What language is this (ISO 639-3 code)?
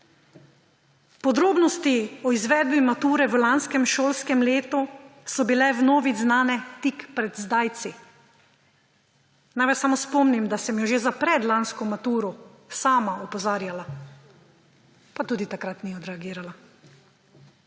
slv